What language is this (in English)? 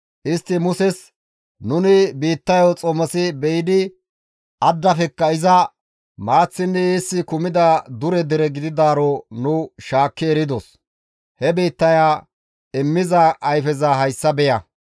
Gamo